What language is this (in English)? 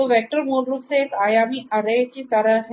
Hindi